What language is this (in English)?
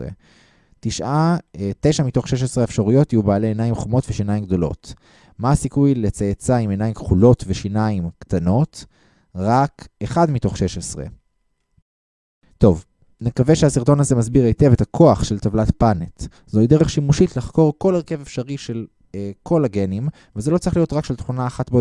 Hebrew